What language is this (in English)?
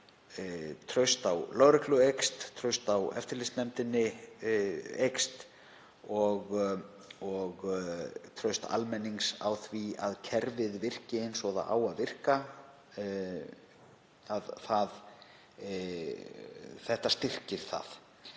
Icelandic